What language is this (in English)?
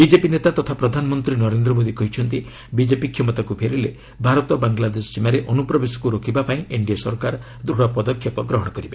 Odia